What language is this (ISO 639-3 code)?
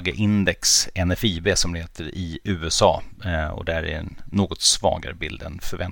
swe